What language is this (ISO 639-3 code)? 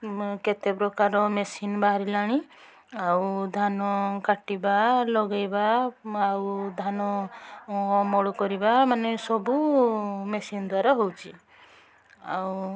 ori